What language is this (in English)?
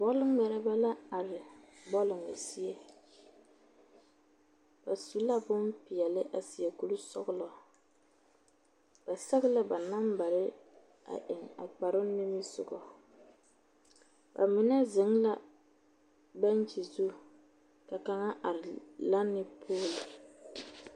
Southern Dagaare